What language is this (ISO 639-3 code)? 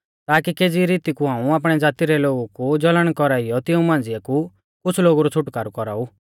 bfz